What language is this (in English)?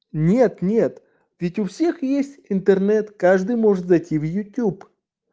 Russian